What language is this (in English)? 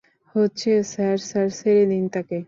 Bangla